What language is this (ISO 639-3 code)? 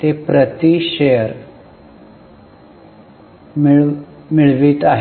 mar